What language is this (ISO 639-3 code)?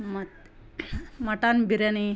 kan